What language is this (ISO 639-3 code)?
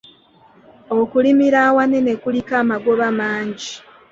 lug